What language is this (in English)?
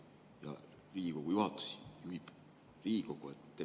Estonian